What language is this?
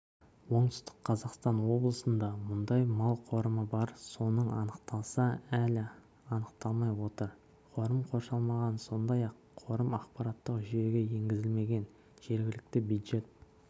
Kazakh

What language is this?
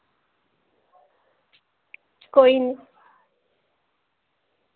Dogri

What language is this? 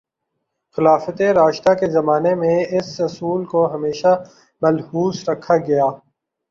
Urdu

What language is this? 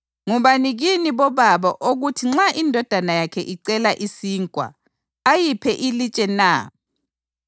North Ndebele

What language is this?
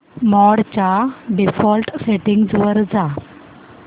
Marathi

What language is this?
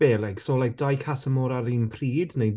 Welsh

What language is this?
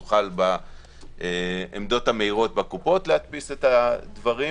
Hebrew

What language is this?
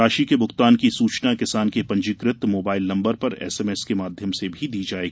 Hindi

